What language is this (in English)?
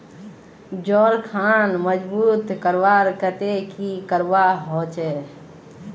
Magahi